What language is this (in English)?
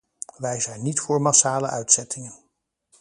Dutch